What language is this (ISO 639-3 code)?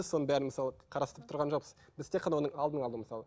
kaz